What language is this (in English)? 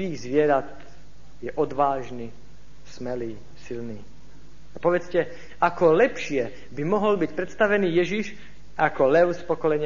Slovak